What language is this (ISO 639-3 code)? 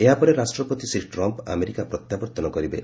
ori